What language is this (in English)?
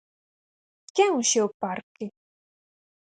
Galician